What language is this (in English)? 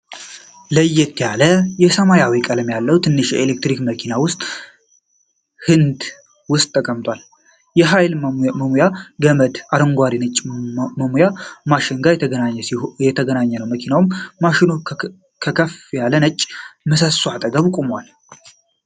Amharic